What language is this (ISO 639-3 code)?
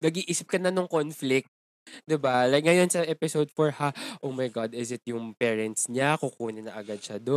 fil